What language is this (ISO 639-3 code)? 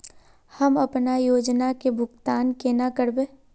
mag